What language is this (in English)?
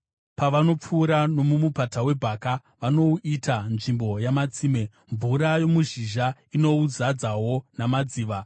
Shona